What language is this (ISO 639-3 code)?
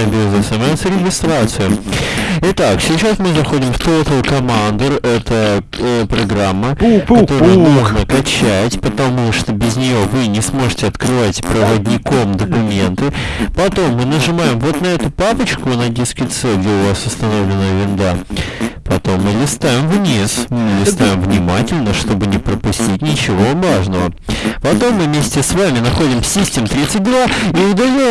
rus